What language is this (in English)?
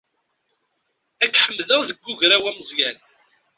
Kabyle